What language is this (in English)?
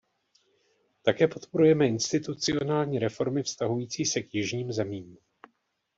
Czech